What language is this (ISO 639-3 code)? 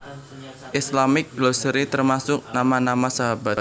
jav